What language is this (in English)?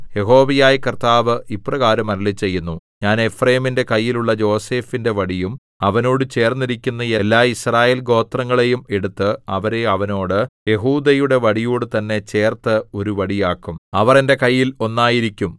Malayalam